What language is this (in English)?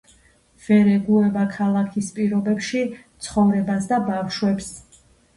Georgian